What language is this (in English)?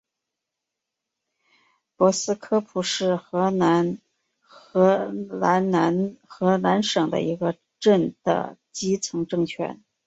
Chinese